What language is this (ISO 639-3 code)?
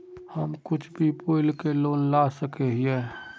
mag